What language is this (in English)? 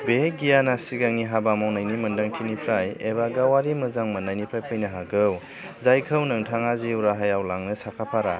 Bodo